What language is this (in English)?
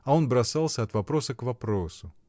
Russian